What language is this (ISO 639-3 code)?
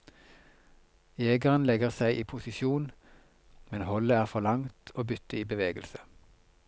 nor